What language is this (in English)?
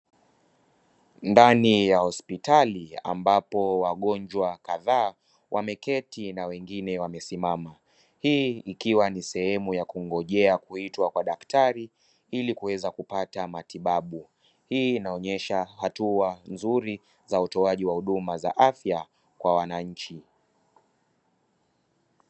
Swahili